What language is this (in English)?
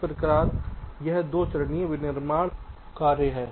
Hindi